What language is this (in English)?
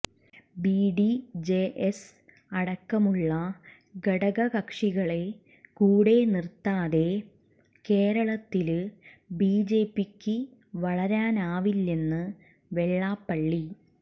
Malayalam